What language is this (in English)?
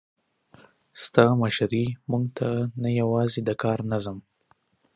Pashto